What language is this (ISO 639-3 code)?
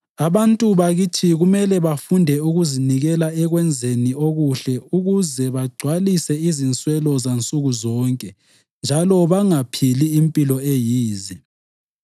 nde